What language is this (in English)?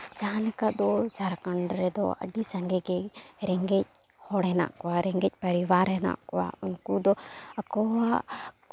Santali